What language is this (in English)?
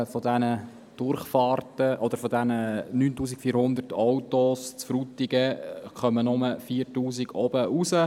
Swiss German